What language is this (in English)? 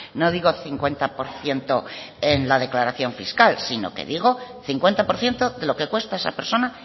Spanish